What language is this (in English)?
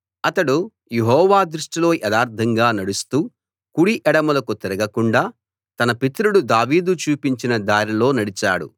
Telugu